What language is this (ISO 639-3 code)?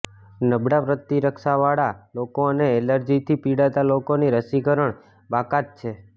guj